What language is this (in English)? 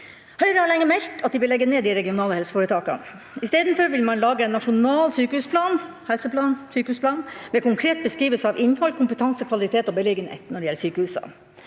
Norwegian